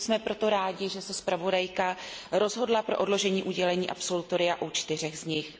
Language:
Czech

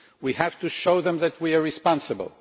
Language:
English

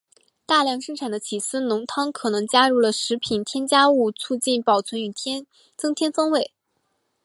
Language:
Chinese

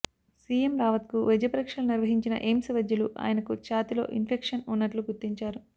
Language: Telugu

